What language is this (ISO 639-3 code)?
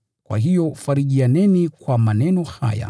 swa